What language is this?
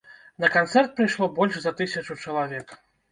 Belarusian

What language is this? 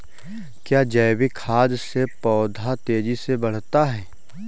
Hindi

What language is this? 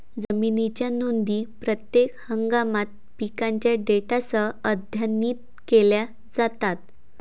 Marathi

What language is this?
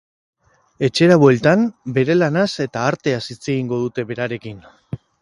Basque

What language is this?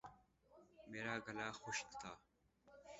Urdu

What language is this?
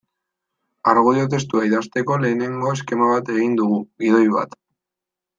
Basque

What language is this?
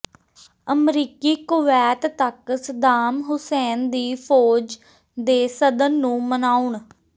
Punjabi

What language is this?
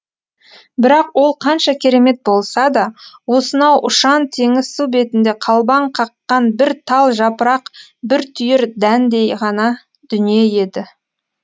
Kazakh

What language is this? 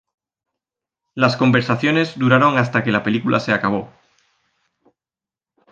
Spanish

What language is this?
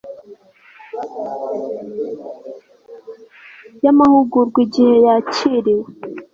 Kinyarwanda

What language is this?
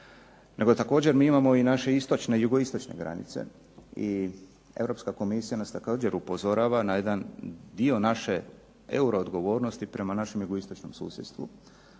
Croatian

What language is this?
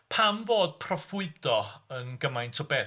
Welsh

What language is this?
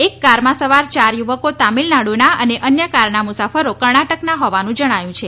Gujarati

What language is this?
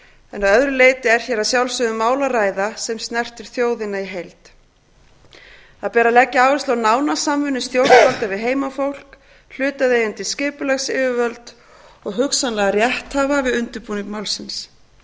Icelandic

